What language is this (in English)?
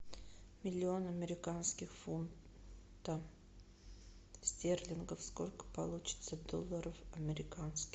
Russian